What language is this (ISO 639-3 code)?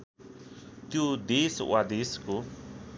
nep